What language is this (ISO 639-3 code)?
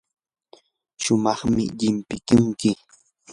qur